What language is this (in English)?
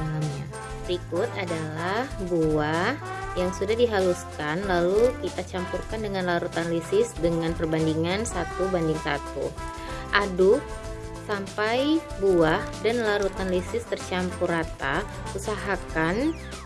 Indonesian